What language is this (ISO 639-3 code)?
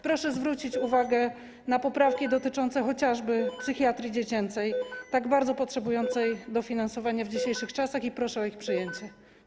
pol